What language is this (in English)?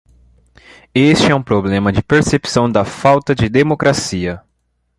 Portuguese